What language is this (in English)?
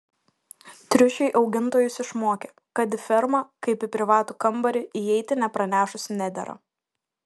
Lithuanian